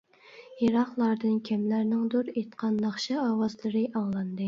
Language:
Uyghur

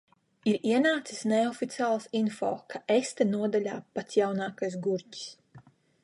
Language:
Latvian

